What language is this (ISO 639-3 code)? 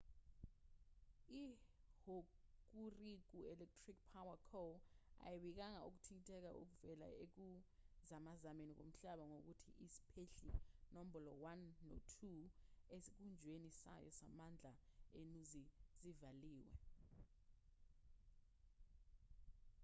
zul